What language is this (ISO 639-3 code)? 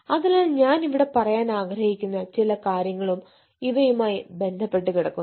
mal